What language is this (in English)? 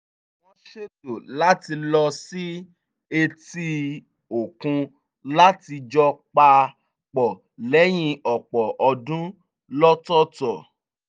Yoruba